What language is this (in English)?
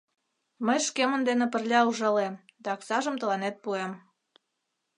Mari